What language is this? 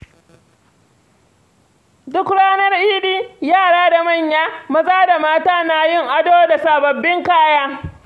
Hausa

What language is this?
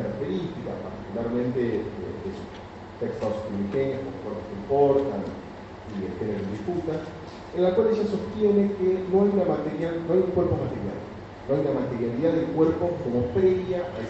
Spanish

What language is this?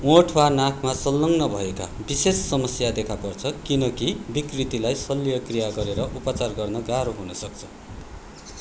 Nepali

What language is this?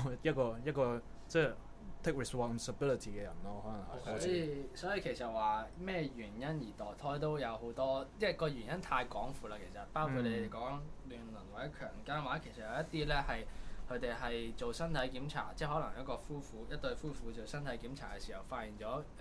Chinese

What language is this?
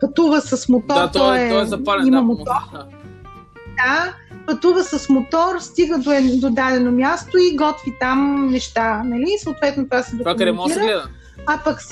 Bulgarian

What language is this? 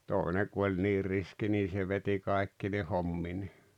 Finnish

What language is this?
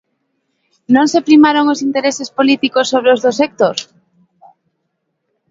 Galician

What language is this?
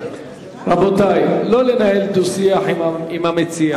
Hebrew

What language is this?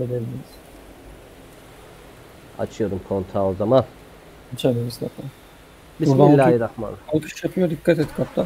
Turkish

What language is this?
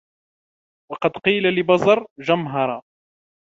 Arabic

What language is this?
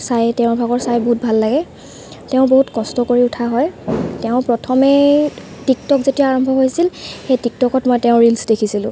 Assamese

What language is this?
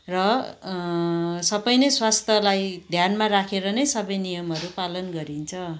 Nepali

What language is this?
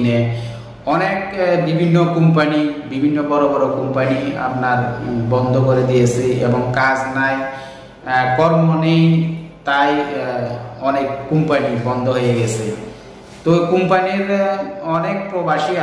Indonesian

